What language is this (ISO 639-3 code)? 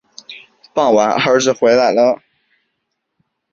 zho